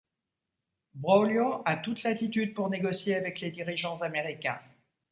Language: French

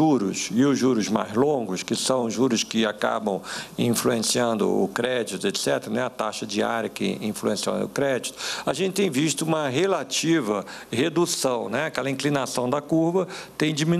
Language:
Portuguese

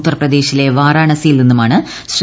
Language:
Malayalam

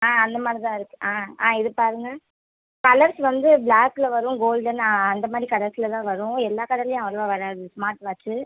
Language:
Tamil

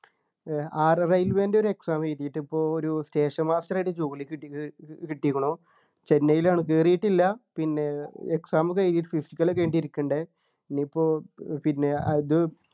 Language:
Malayalam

